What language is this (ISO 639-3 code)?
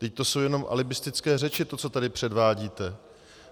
ces